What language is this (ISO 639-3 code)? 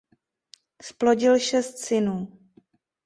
ces